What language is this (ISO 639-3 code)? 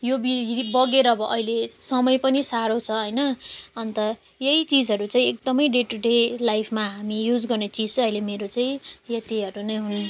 nep